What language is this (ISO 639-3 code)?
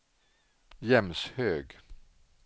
swe